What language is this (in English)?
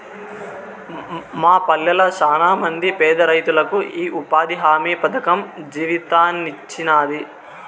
Telugu